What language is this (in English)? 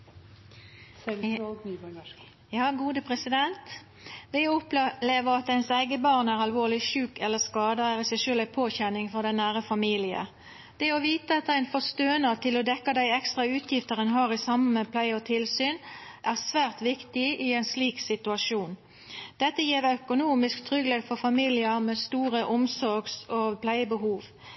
Norwegian Nynorsk